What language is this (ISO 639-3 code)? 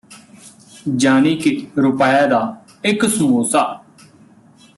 pan